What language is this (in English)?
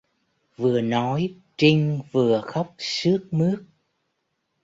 Vietnamese